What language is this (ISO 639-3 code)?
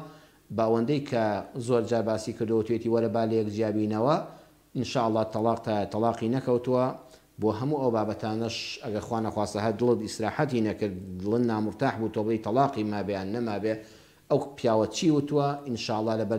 ara